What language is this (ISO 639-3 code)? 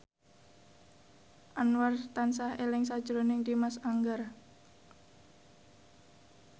jav